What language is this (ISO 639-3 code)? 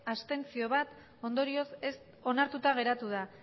eus